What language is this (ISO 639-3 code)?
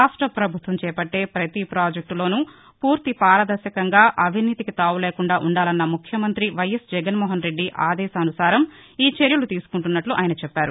tel